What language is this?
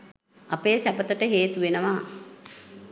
Sinhala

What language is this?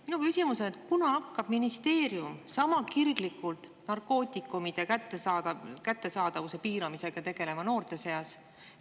Estonian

